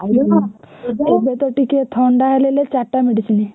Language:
Odia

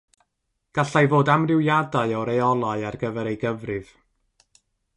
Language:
Welsh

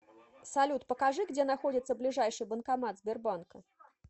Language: Russian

